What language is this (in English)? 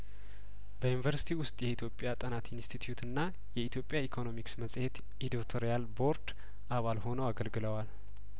Amharic